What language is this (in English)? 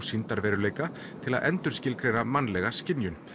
Icelandic